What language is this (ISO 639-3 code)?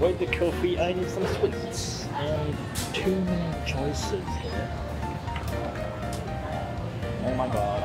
eng